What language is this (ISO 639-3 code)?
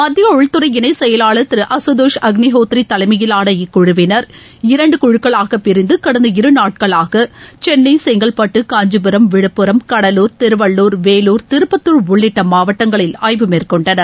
tam